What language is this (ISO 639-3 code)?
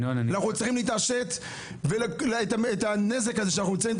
heb